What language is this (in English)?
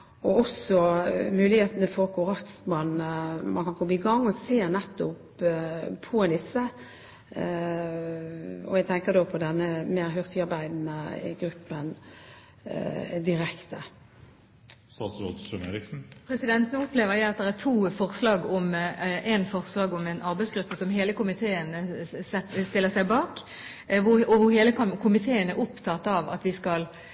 Norwegian Bokmål